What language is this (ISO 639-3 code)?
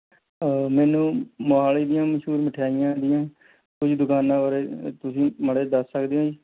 pan